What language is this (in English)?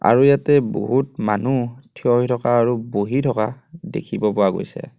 Assamese